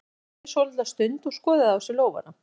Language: Icelandic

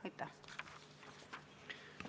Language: Estonian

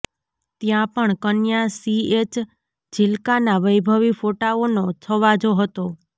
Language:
Gujarati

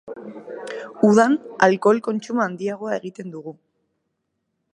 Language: Basque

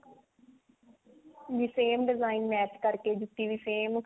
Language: Punjabi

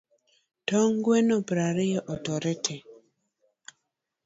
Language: Luo (Kenya and Tanzania)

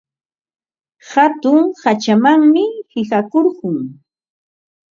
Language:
Ambo-Pasco Quechua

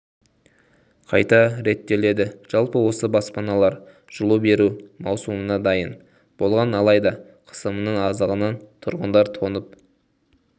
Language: Kazakh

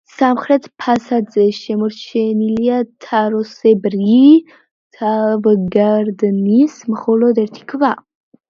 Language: Georgian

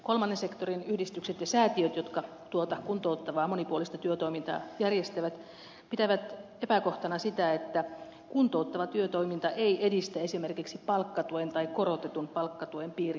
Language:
Finnish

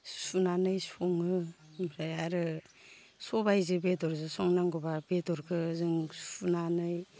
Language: Bodo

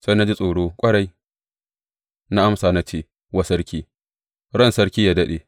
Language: Hausa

